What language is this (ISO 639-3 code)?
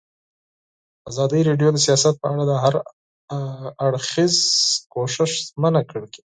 pus